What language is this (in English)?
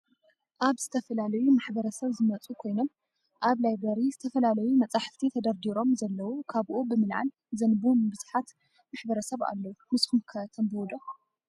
Tigrinya